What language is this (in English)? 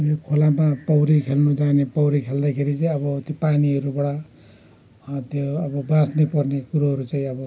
Nepali